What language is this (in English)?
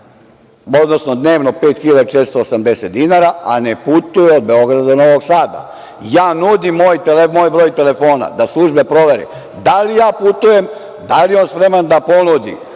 Serbian